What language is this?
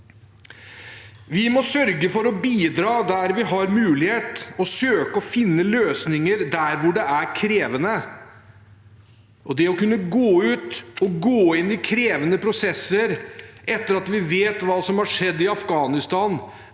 Norwegian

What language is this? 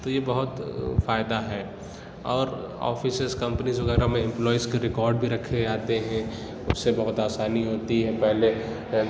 Urdu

